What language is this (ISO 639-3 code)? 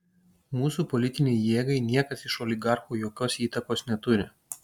lit